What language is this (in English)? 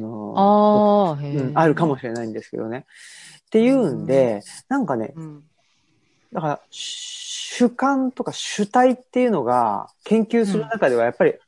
Japanese